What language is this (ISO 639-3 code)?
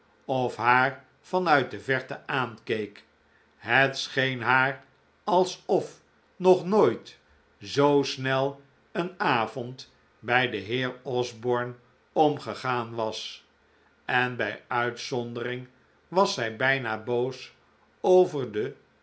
nld